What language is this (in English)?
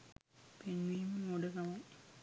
Sinhala